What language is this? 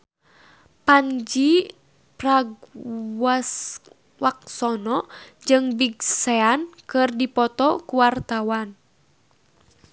Sundanese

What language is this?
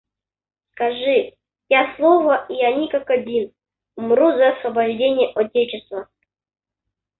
Russian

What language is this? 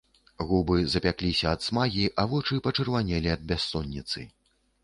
Belarusian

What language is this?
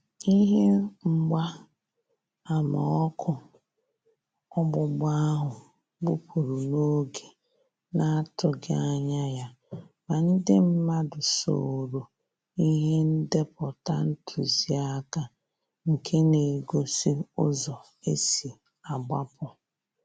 Igbo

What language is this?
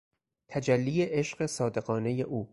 Persian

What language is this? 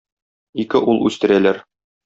Tatar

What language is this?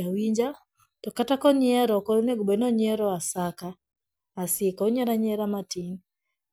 Luo (Kenya and Tanzania)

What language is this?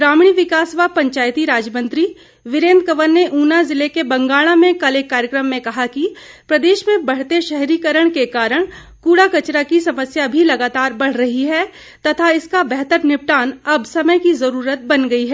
Hindi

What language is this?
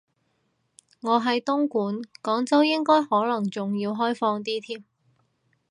Cantonese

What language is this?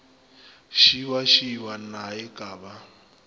Northern Sotho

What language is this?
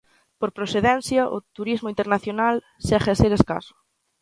Galician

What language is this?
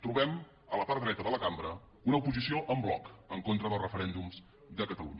Catalan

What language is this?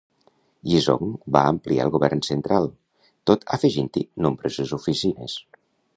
Catalan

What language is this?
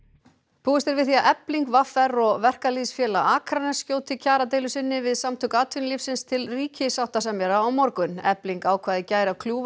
Icelandic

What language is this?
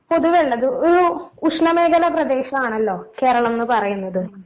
Malayalam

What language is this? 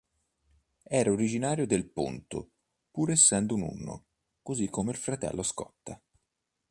Italian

